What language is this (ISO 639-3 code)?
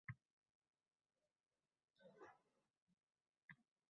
uzb